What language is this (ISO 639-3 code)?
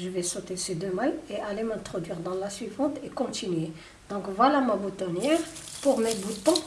fra